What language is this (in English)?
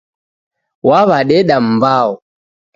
Taita